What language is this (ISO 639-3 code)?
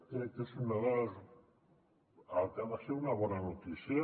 cat